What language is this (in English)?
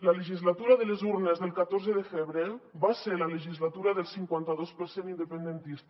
Catalan